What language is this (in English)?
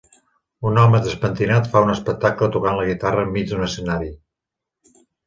Catalan